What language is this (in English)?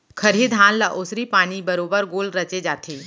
Chhattisgarhi